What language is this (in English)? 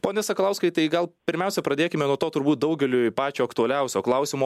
Lithuanian